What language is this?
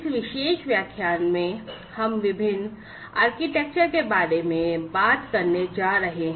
Hindi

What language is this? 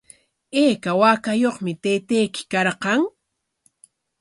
Corongo Ancash Quechua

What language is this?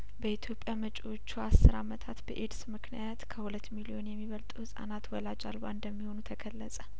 Amharic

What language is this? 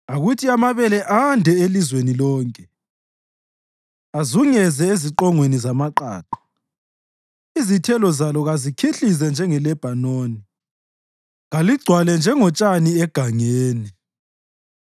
North Ndebele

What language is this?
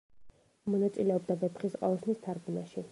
Georgian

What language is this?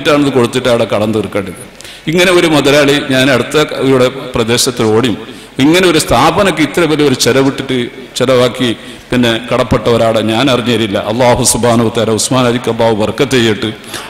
Malayalam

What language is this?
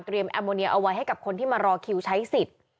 Thai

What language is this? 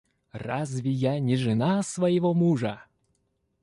Russian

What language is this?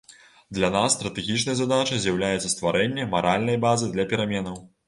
Belarusian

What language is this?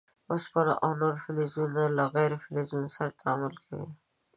Pashto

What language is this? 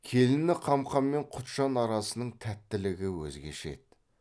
Kazakh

